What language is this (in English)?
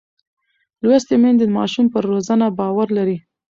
Pashto